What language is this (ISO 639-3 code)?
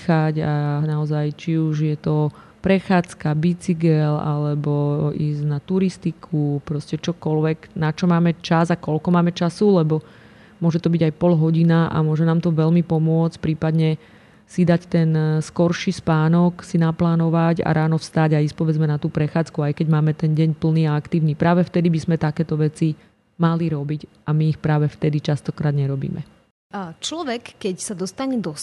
slk